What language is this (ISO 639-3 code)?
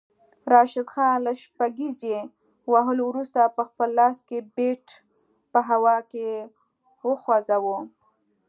pus